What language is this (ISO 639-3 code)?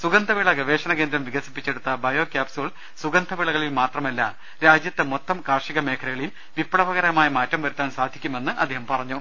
mal